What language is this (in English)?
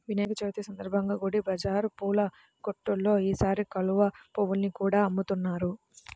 Telugu